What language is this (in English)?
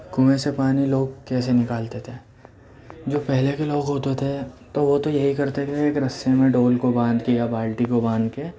Urdu